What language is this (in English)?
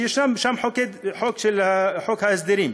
Hebrew